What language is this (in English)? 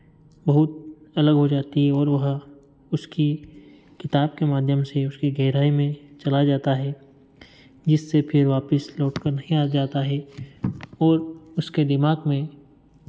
Hindi